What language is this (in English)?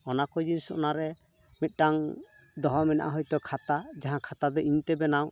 Santali